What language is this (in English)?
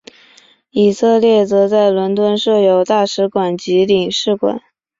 Chinese